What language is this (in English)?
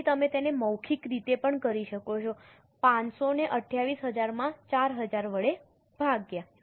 Gujarati